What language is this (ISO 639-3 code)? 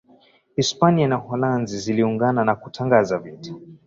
swa